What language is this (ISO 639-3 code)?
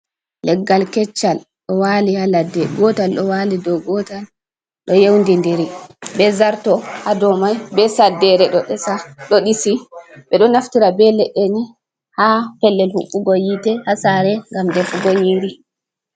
ful